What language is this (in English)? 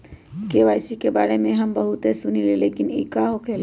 Magahi